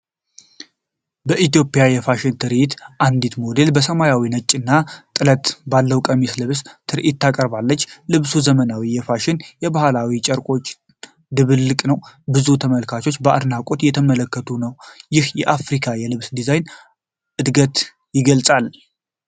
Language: Amharic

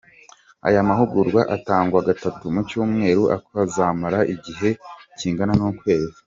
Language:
Kinyarwanda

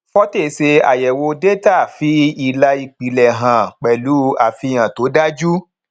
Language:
Yoruba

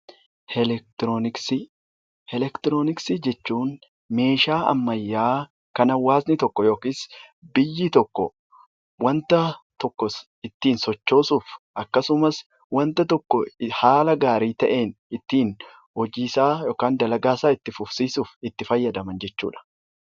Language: Oromo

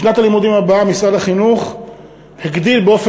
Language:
Hebrew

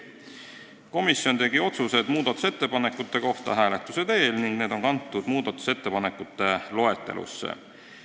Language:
Estonian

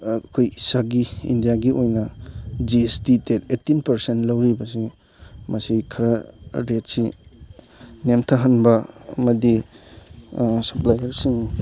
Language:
Manipuri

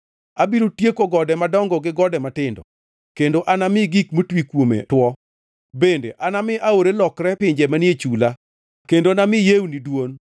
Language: Luo (Kenya and Tanzania)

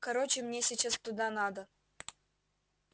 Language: Russian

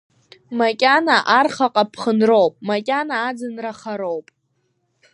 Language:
Abkhazian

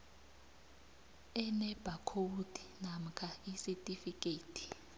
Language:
South Ndebele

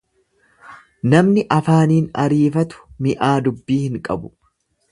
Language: Oromo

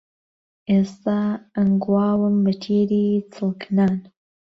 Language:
Central Kurdish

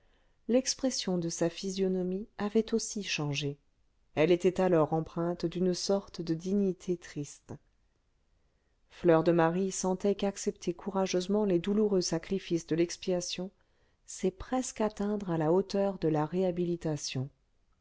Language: French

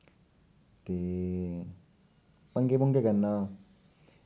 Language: Dogri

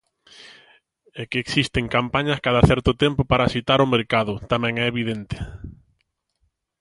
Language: Galician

